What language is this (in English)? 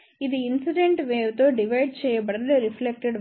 Telugu